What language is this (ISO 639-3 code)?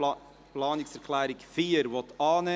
gsw